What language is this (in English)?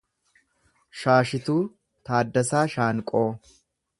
Oromo